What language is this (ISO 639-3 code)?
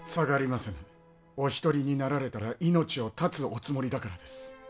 jpn